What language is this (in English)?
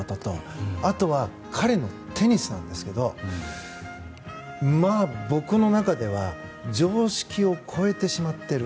Japanese